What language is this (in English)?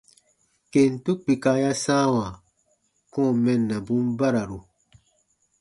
Baatonum